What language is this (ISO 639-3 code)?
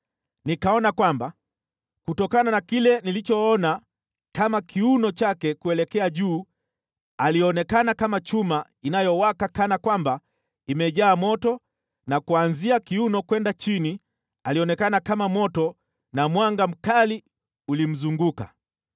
swa